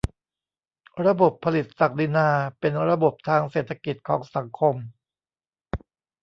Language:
Thai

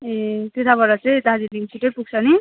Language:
Nepali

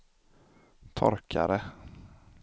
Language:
Swedish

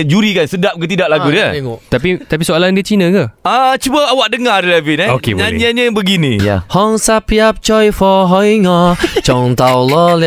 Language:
Malay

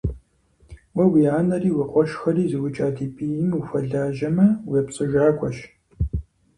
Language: Kabardian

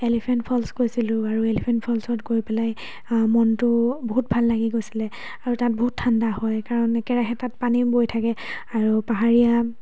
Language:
Assamese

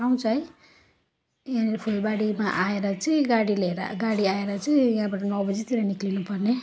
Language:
Nepali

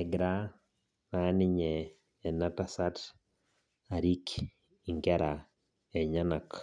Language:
Masai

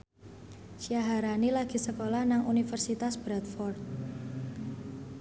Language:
Javanese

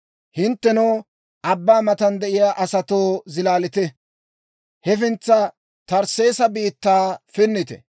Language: Dawro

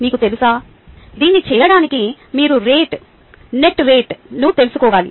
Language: Telugu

